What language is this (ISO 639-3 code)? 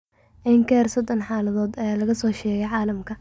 som